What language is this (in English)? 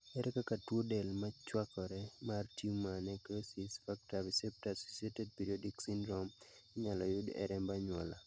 Luo (Kenya and Tanzania)